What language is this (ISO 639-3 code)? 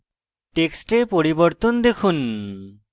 ben